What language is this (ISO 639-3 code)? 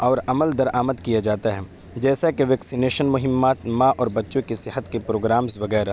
urd